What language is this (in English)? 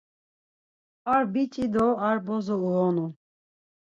Laz